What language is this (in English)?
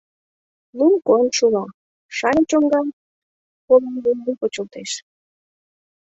Mari